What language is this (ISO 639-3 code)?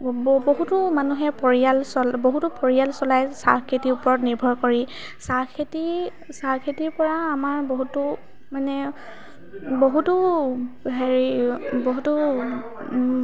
asm